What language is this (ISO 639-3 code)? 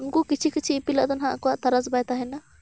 sat